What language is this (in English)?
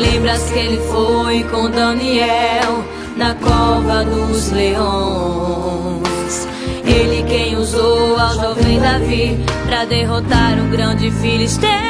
Portuguese